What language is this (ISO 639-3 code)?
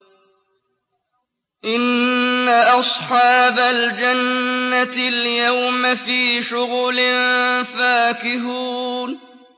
ara